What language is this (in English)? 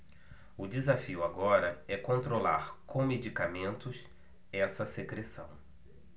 Portuguese